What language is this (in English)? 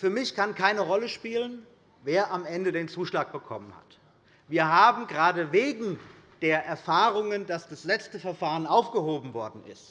German